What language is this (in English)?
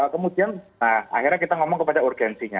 Indonesian